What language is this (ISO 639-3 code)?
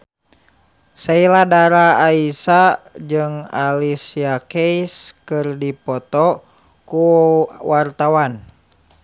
sun